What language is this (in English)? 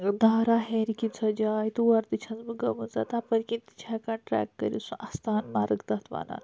Kashmiri